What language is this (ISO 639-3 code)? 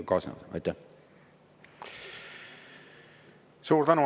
est